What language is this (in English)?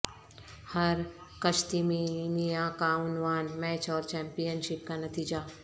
Urdu